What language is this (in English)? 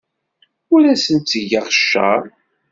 Kabyle